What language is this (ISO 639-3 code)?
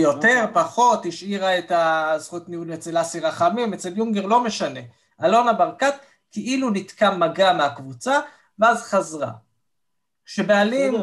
heb